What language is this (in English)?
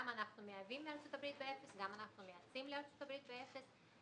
Hebrew